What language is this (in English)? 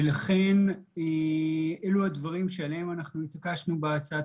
Hebrew